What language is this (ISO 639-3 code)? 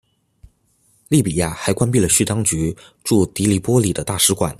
zho